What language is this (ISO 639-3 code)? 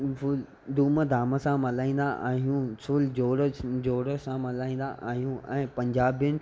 snd